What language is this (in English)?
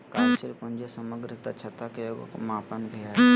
Magahi